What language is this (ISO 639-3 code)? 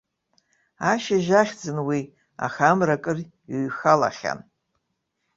abk